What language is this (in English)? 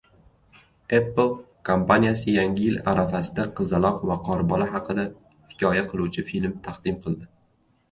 Uzbek